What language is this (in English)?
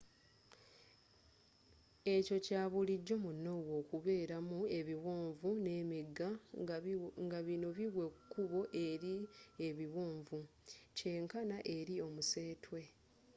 Ganda